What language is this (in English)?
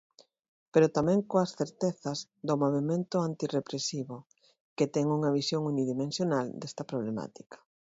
Galician